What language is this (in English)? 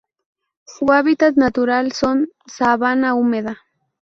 Spanish